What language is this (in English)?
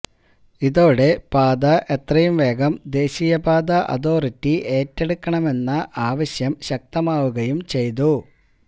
Malayalam